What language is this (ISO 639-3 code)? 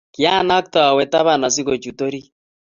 kln